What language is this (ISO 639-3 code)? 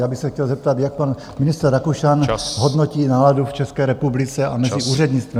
ces